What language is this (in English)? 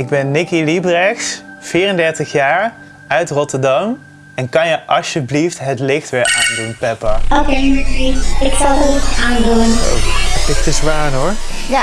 Dutch